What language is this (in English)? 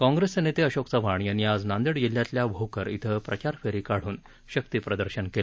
Marathi